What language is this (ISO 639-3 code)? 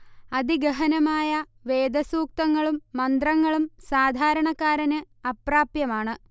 mal